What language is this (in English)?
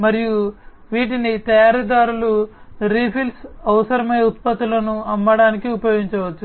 Telugu